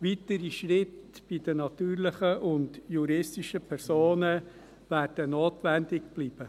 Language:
Swiss German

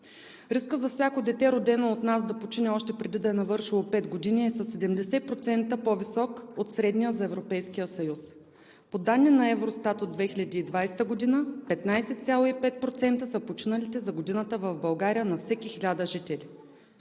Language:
Bulgarian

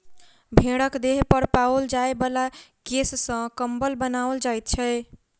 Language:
Maithili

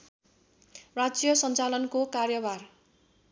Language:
Nepali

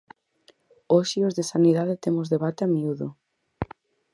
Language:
Galician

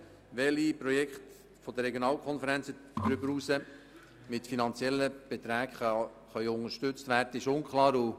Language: Swiss German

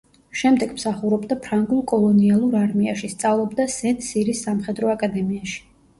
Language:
Georgian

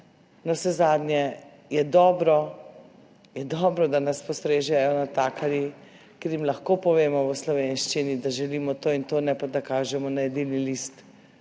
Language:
Slovenian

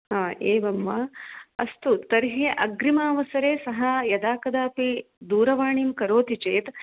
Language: Sanskrit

